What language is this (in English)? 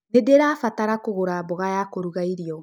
Kikuyu